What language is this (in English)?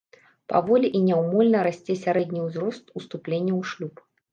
Belarusian